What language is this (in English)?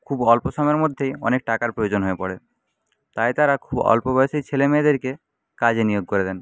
Bangla